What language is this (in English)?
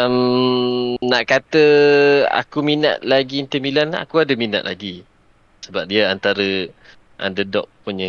Malay